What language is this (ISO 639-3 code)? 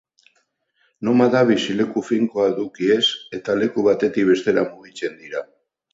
eus